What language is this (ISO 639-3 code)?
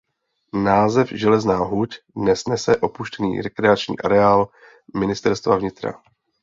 ces